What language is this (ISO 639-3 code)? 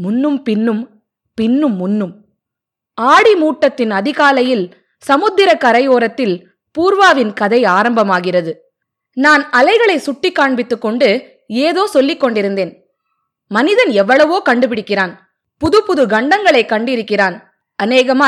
tam